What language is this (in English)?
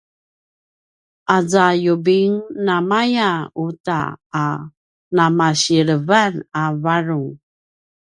Paiwan